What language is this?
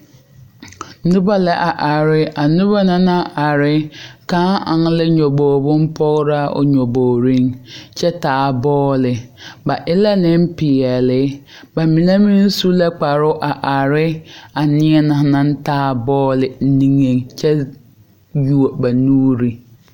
Southern Dagaare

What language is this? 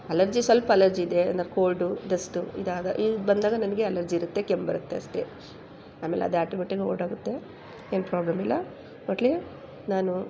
Kannada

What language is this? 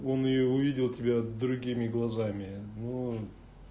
Russian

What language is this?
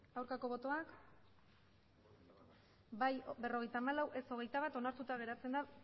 Basque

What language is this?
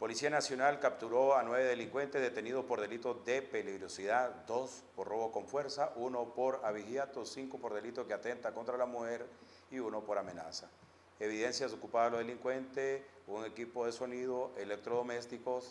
Spanish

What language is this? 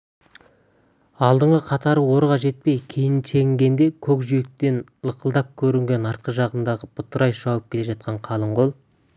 Kazakh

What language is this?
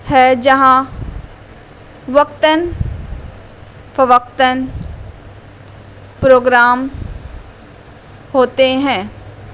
Urdu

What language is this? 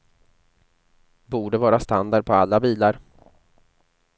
Swedish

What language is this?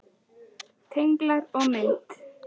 Icelandic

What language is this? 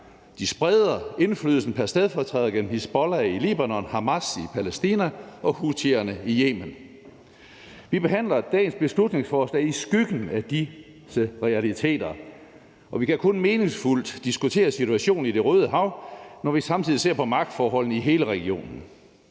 Danish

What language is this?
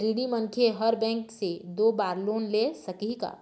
Chhattisgarhi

